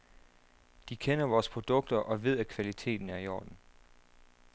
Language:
Danish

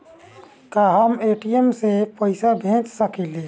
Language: Bhojpuri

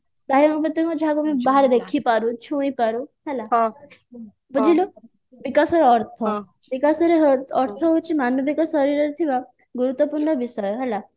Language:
Odia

